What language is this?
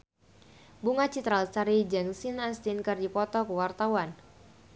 Sundanese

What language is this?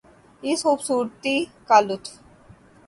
Urdu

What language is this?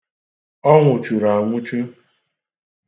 Igbo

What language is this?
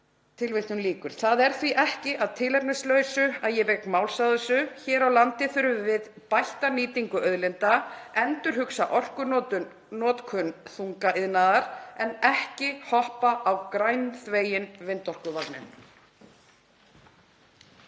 Icelandic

